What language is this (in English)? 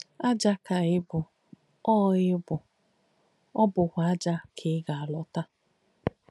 Igbo